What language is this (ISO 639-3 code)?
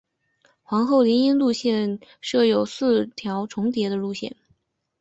zho